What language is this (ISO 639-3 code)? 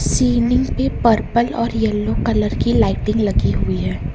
hin